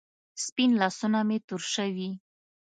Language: Pashto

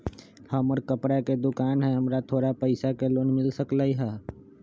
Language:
Magahi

